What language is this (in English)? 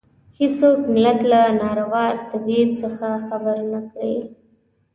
Pashto